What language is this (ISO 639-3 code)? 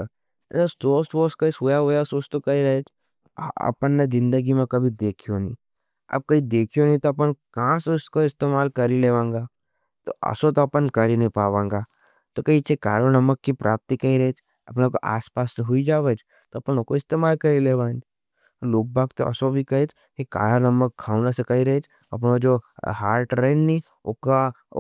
noe